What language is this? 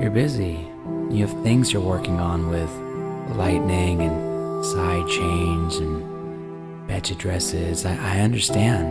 English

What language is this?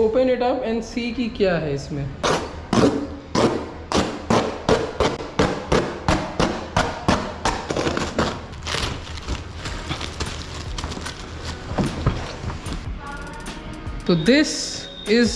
Hindi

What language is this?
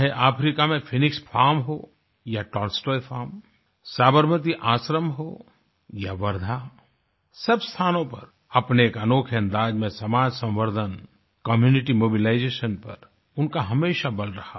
Hindi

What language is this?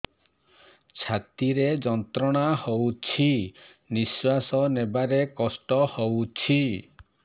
Odia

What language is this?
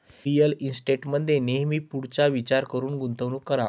Marathi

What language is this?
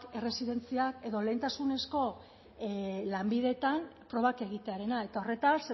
Basque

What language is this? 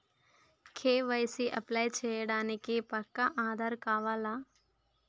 Telugu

